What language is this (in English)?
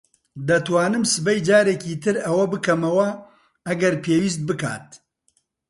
Central Kurdish